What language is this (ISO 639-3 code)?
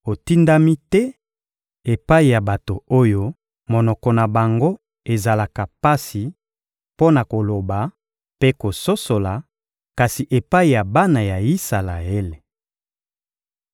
lin